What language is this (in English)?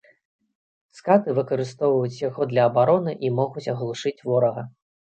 Belarusian